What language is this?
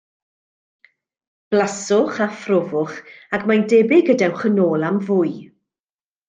Welsh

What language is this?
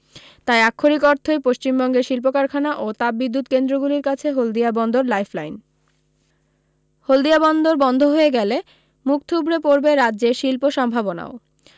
Bangla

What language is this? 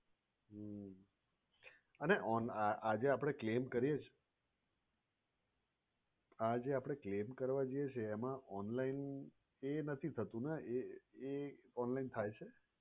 Gujarati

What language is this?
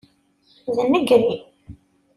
Kabyle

